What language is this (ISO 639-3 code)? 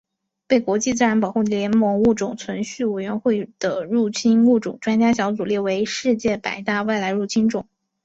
zho